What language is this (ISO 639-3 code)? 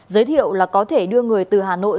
vie